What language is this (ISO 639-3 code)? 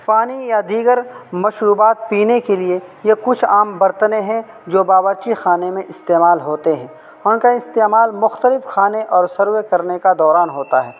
urd